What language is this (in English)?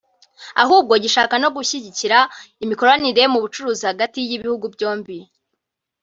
Kinyarwanda